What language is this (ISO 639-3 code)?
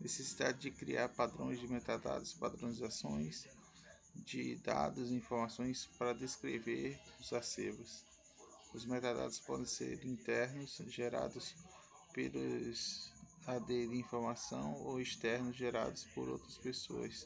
por